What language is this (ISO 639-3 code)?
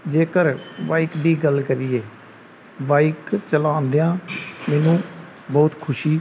pan